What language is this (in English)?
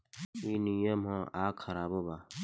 Bhojpuri